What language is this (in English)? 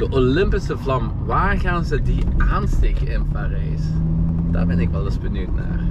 Dutch